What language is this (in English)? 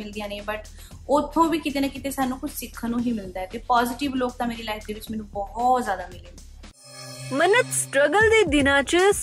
Punjabi